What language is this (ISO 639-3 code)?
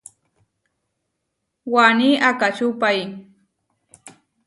var